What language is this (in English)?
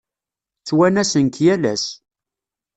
Kabyle